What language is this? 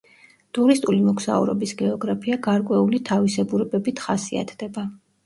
Georgian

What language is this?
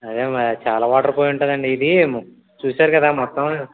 Telugu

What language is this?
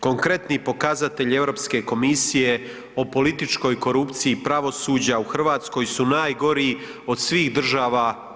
Croatian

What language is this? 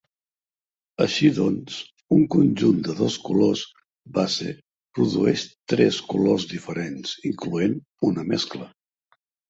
Catalan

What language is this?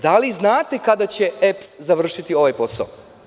Serbian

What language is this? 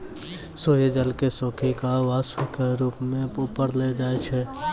Maithili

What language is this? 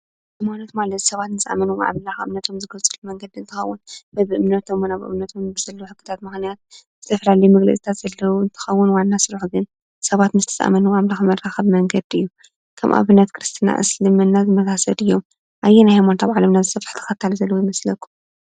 Tigrinya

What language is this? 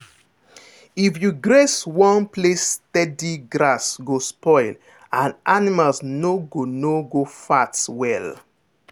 Nigerian Pidgin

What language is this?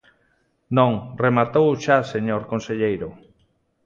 Galician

